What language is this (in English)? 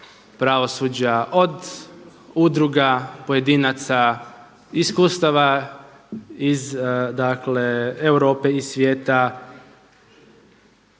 Croatian